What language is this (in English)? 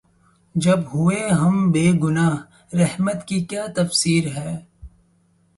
Urdu